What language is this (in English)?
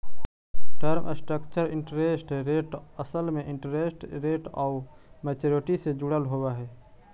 Magahi